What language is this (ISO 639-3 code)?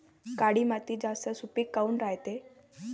mar